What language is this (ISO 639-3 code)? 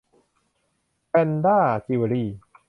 tha